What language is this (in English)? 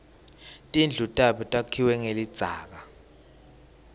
Swati